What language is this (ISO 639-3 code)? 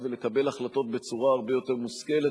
heb